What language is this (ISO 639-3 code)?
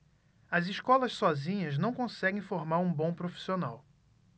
por